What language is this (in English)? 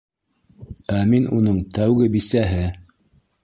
Bashkir